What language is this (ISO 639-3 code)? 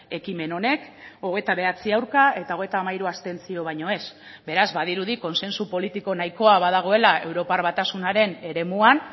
eus